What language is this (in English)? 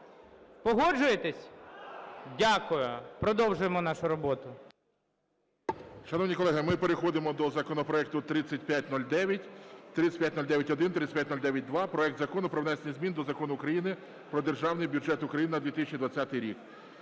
Ukrainian